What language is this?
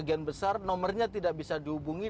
Indonesian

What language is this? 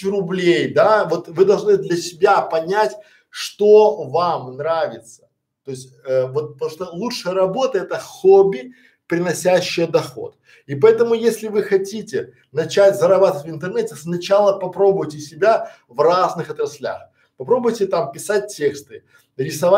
Russian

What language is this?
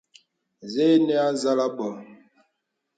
Bebele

